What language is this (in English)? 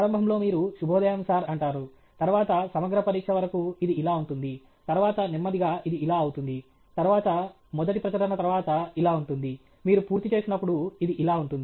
Telugu